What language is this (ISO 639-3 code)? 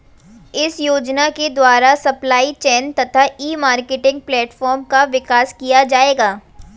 hin